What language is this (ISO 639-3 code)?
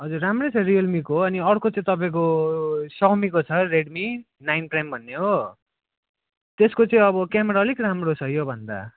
nep